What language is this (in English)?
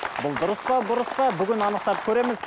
Kazakh